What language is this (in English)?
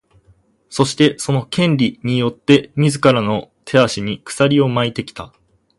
Japanese